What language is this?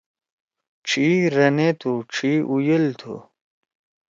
Torwali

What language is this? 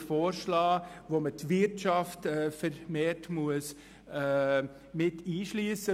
Swiss German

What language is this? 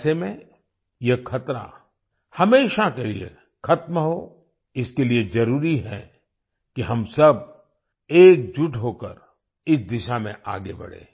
Hindi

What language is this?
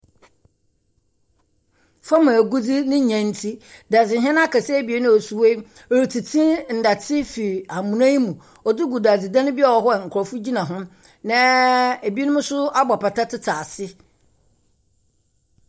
Akan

